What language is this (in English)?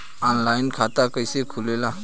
Bhojpuri